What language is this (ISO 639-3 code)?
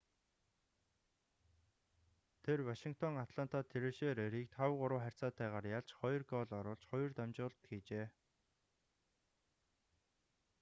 mon